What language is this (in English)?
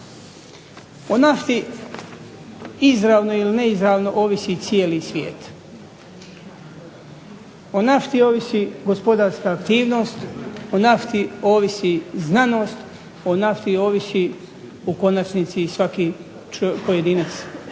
Croatian